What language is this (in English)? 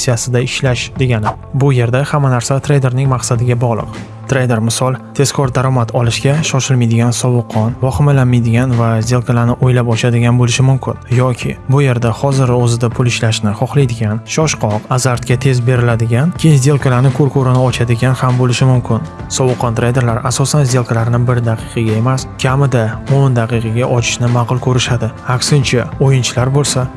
Uzbek